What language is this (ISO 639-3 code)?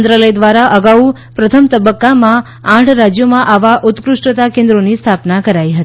guj